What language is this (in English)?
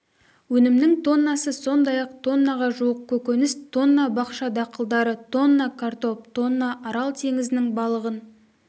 Kazakh